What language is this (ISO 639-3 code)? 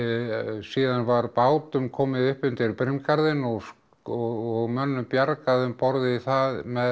isl